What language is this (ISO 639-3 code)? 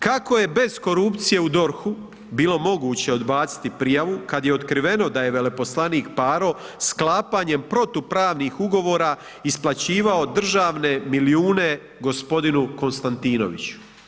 hrv